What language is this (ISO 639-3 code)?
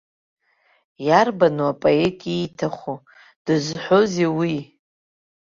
abk